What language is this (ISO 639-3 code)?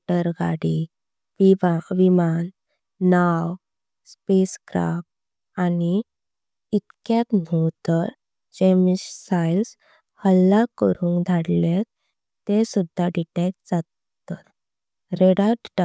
kok